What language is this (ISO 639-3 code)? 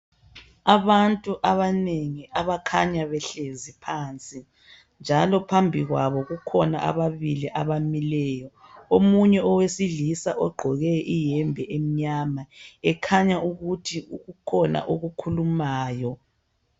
nde